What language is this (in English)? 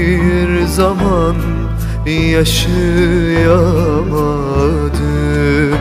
Turkish